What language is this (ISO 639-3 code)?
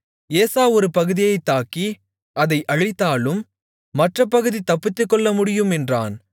tam